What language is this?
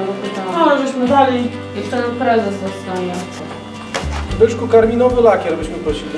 Polish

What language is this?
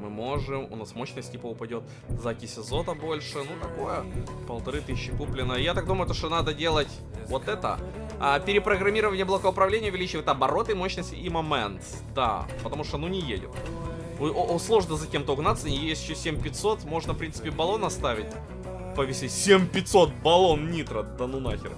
Russian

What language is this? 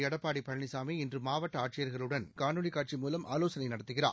Tamil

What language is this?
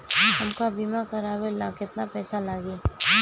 Bhojpuri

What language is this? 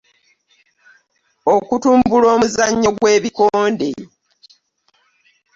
Ganda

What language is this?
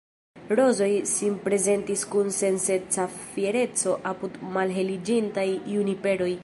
Esperanto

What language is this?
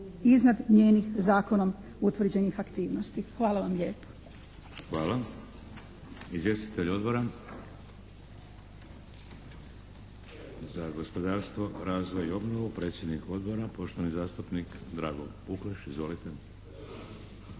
Croatian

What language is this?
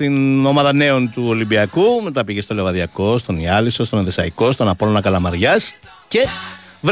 Greek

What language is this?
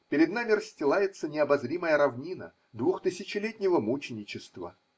Russian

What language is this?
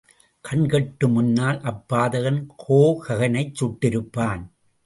Tamil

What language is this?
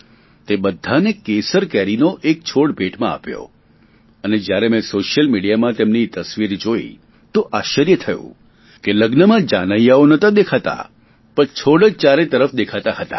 Gujarati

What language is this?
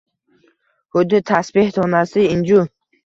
Uzbek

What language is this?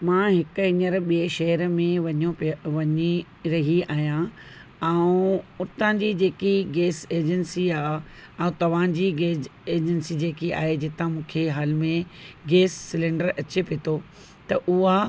Sindhi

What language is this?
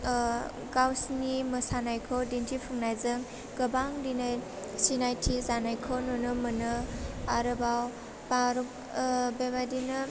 Bodo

